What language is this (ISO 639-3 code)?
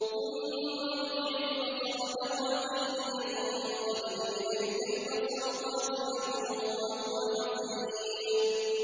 ara